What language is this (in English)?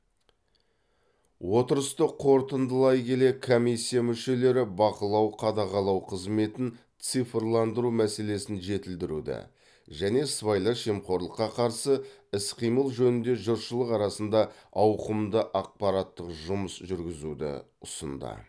Kazakh